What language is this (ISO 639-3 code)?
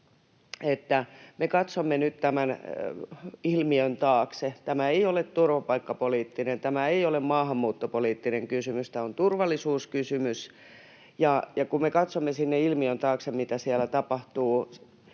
fin